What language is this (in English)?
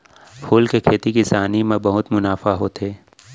Chhattisgarhi